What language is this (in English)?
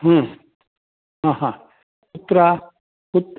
Sanskrit